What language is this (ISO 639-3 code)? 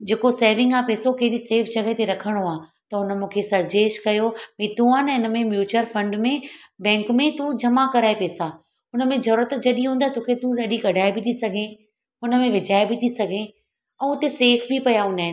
snd